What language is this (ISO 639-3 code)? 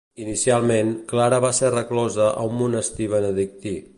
cat